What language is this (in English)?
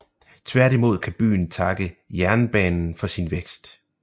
Danish